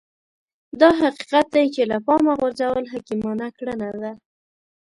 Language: Pashto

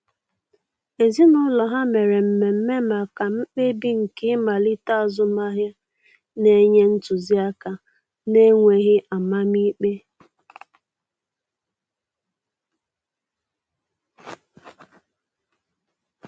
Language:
Igbo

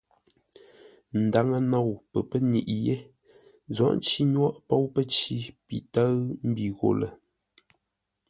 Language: Ngombale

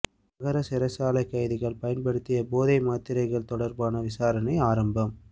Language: Tamil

